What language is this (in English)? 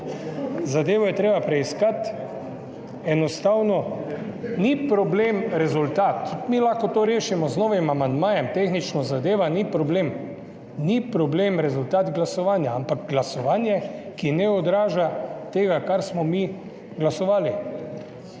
Slovenian